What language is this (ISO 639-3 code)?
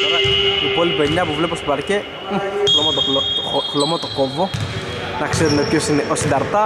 ell